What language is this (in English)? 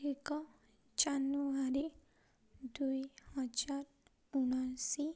Odia